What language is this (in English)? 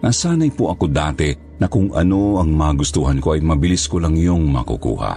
Filipino